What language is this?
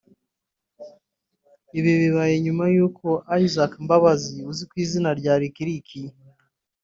Kinyarwanda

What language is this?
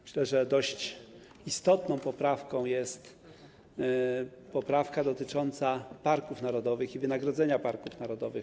Polish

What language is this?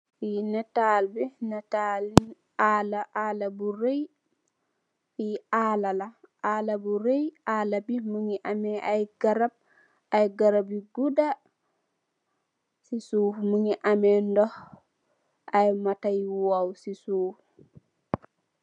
Wolof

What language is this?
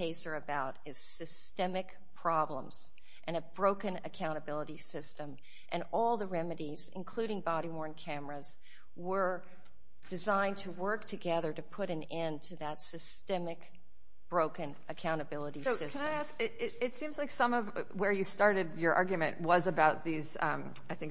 English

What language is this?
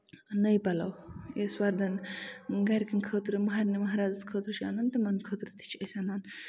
Kashmiri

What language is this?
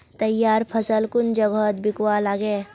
Magahi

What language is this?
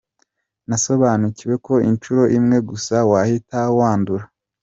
Kinyarwanda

